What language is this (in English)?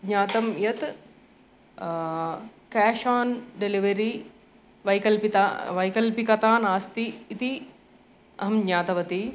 Sanskrit